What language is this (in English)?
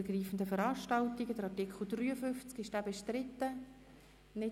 Swiss German